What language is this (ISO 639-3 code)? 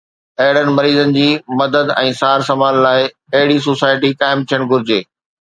snd